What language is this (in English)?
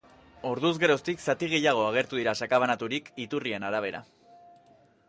Basque